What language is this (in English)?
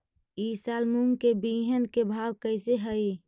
Magahi